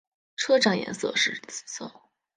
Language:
Chinese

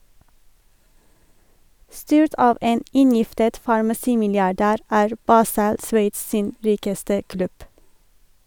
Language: Norwegian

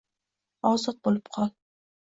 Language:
Uzbek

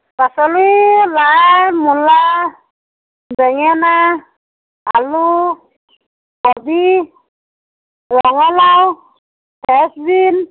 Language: Assamese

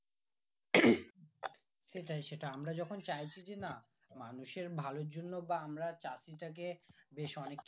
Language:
Bangla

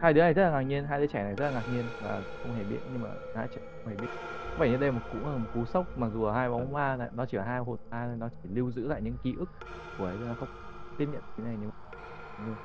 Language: Vietnamese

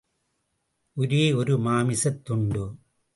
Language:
Tamil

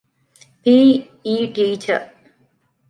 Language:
Divehi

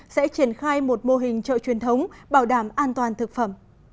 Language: Vietnamese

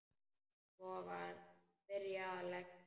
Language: Icelandic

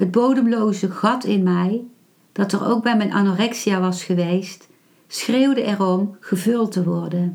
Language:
Dutch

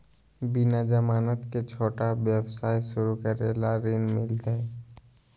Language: Magahi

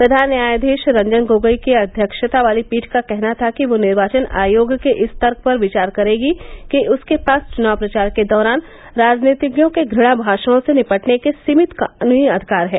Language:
Hindi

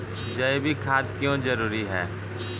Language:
Maithili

